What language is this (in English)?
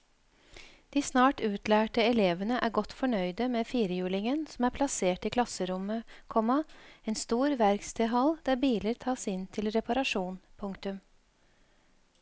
Norwegian